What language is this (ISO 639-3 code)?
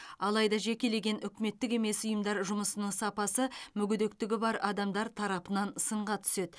kaz